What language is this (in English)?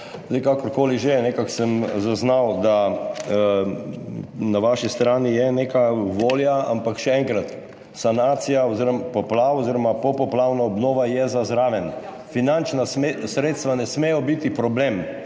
Slovenian